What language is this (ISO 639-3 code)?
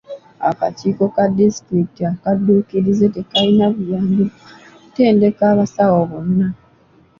lug